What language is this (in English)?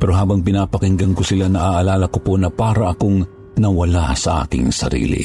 Filipino